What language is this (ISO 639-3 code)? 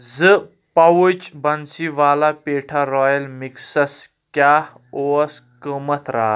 kas